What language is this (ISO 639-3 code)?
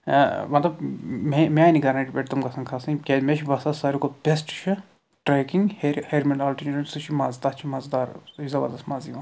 kas